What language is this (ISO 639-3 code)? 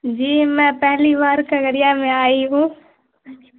urd